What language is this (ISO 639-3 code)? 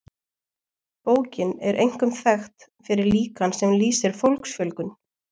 isl